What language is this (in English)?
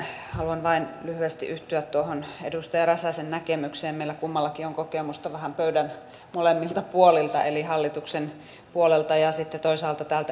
Finnish